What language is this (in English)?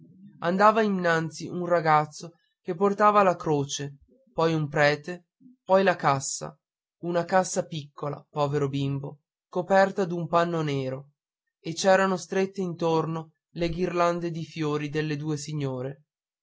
Italian